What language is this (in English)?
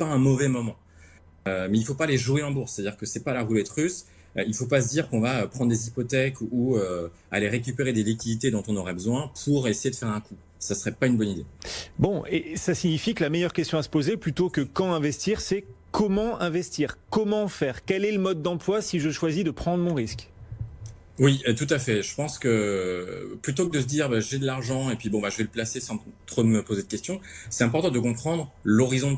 French